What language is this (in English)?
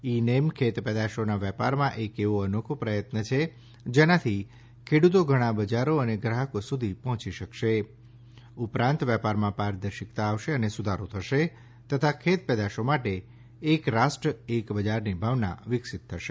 Gujarati